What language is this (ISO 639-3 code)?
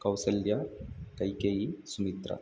san